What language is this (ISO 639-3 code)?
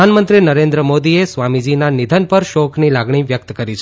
guj